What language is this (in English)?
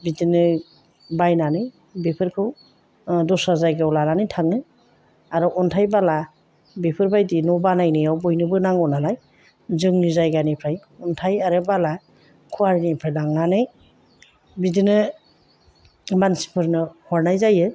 Bodo